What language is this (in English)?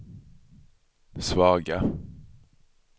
Swedish